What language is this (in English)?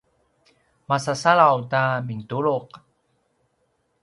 Paiwan